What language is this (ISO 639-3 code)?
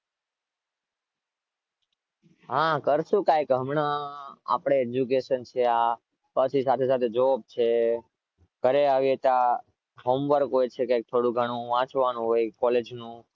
guj